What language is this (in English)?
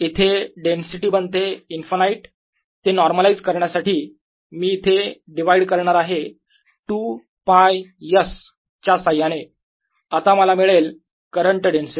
Marathi